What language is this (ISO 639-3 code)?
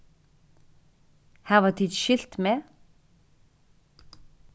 fao